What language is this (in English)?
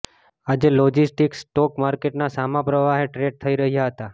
Gujarati